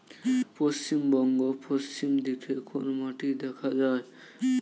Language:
Bangla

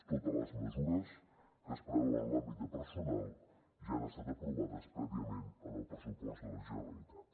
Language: Catalan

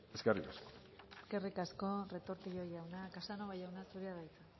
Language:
Basque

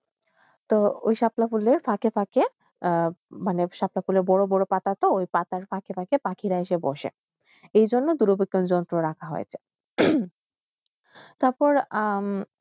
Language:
Bangla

